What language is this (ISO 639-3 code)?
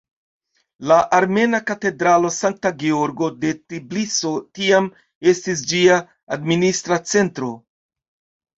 epo